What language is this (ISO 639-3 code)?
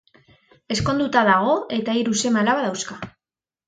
eus